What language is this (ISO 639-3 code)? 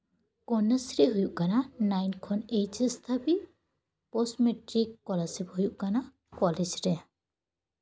sat